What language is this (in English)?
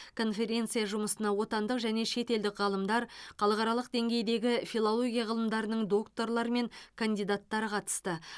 Kazakh